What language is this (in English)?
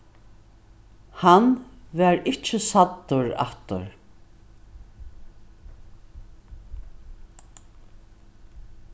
Faroese